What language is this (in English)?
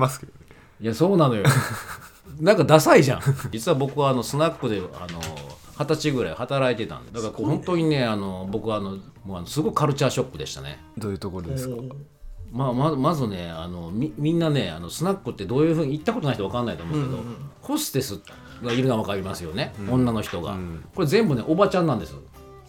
Japanese